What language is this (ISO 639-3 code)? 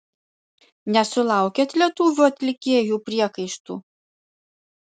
lit